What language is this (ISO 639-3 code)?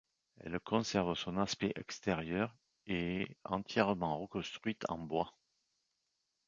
fra